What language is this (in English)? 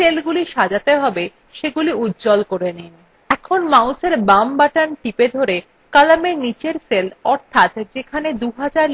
Bangla